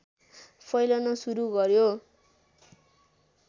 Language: Nepali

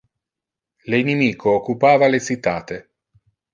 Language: Interlingua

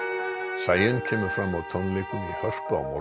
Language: Icelandic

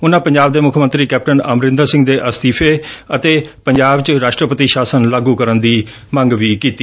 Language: Punjabi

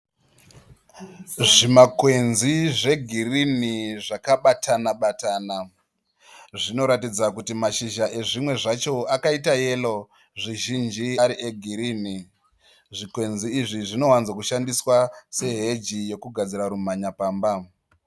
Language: Shona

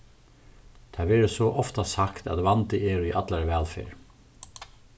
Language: Faroese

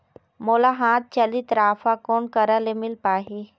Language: Chhattisgarhi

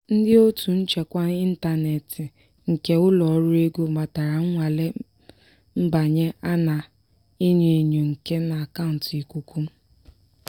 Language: Igbo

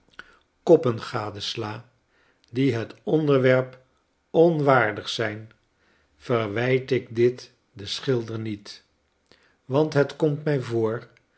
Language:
Dutch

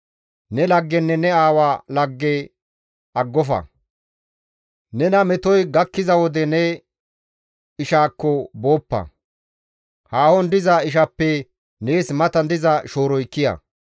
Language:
Gamo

